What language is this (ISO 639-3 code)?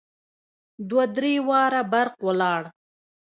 pus